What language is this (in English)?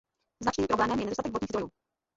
Czech